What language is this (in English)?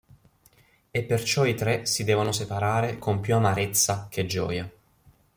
Italian